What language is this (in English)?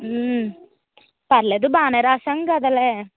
Telugu